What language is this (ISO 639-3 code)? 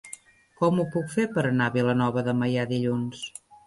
cat